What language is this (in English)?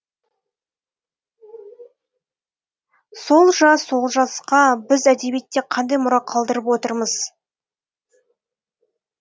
Kazakh